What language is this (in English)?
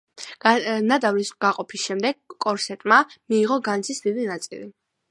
Georgian